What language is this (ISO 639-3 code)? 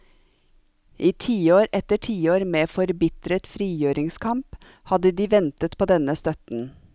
nor